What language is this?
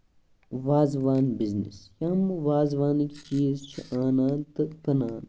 Kashmiri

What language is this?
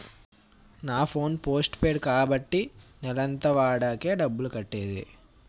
Telugu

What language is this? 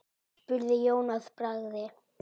Icelandic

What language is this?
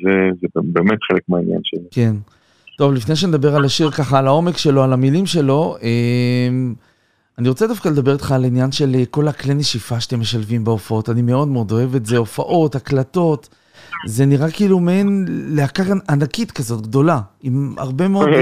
Hebrew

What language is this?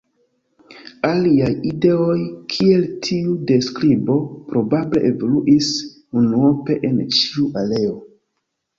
Esperanto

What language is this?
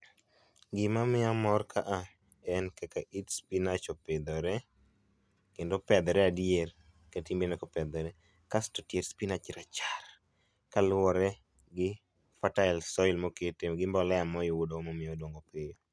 Luo (Kenya and Tanzania)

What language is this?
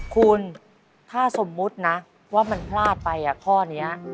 Thai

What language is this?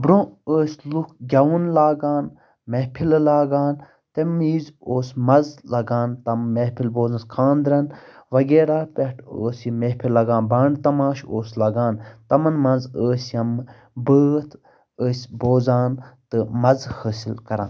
Kashmiri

